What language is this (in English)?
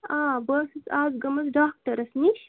Kashmiri